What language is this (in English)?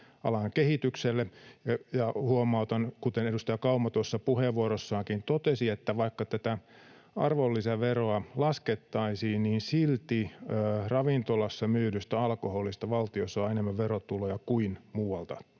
Finnish